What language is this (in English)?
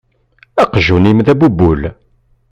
Kabyle